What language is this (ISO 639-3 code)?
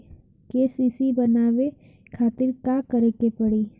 bho